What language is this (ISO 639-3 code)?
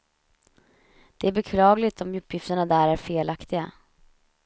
swe